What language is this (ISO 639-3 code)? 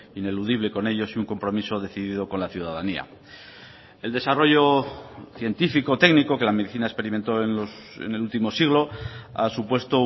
spa